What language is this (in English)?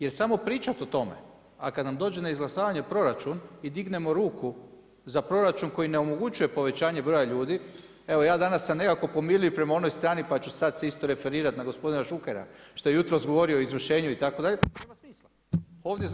Croatian